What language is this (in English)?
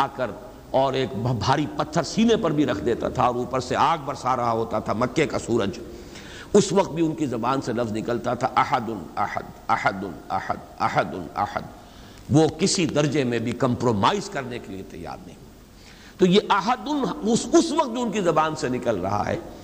Urdu